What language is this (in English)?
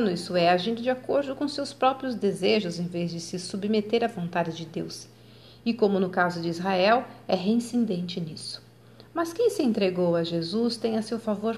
Portuguese